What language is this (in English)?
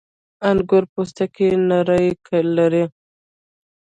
Pashto